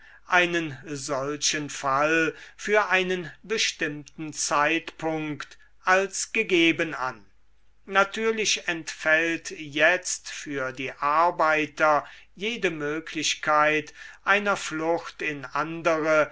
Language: German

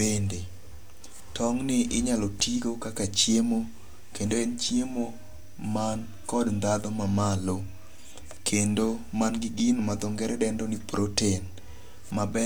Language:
Luo (Kenya and Tanzania)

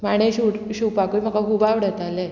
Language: Konkani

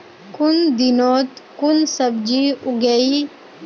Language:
Magahi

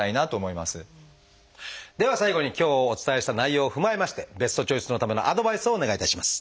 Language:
Japanese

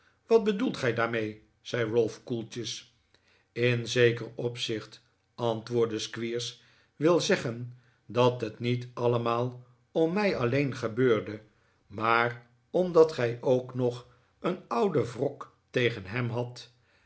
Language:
Dutch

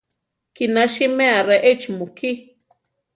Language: Central Tarahumara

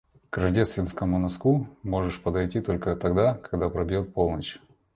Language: Russian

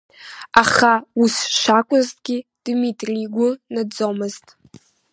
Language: Abkhazian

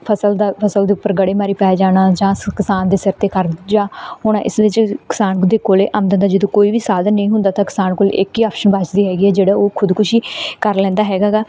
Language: Punjabi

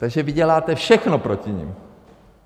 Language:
Czech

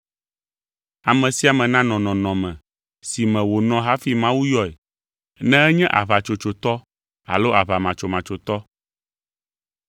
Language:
Ewe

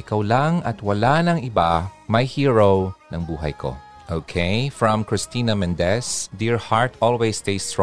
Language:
Filipino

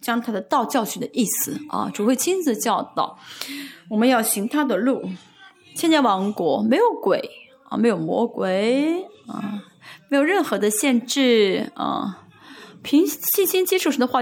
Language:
Chinese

